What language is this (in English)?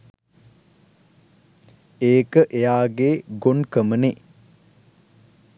Sinhala